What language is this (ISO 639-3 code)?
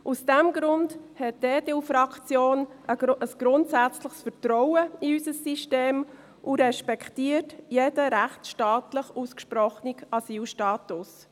gsw